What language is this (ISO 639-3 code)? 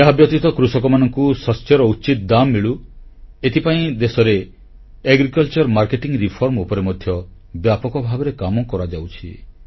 ori